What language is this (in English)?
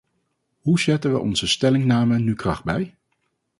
Dutch